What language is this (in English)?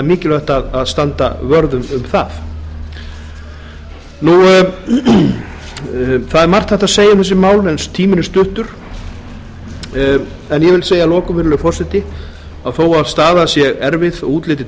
Icelandic